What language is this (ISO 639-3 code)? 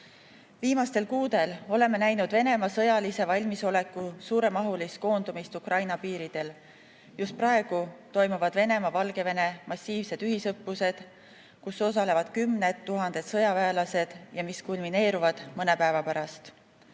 est